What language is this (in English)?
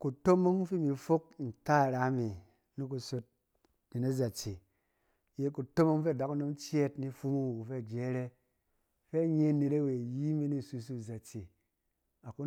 Cen